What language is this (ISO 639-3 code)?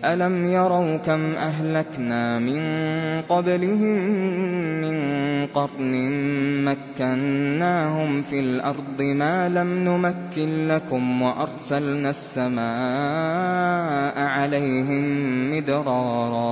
ara